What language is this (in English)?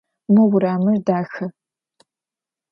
Adyghe